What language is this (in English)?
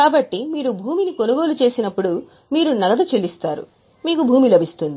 Telugu